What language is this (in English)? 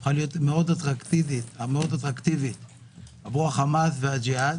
Hebrew